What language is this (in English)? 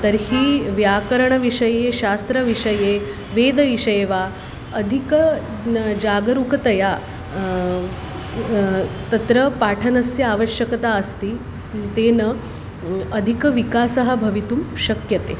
Sanskrit